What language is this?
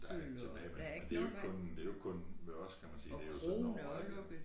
Danish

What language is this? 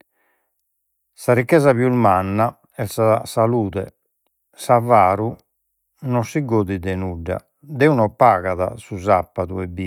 Sardinian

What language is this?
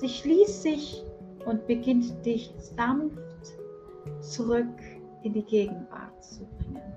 German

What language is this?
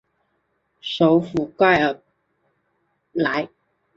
Chinese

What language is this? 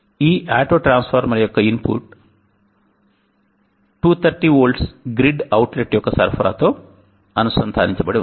Telugu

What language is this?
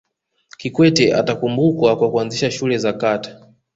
Swahili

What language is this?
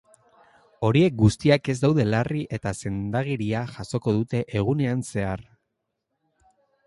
Basque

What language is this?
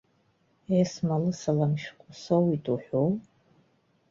Abkhazian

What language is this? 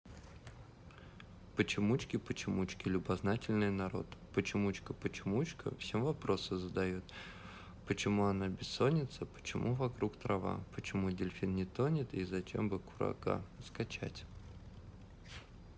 Russian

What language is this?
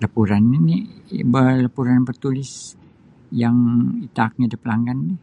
Sabah Bisaya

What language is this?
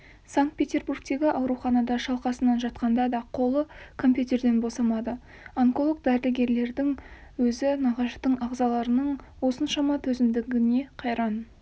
Kazakh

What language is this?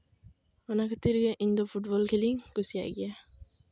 Santali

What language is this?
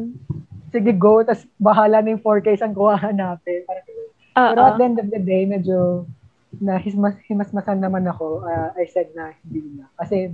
Filipino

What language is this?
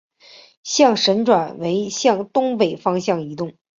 Chinese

